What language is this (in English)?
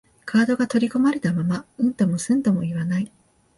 Japanese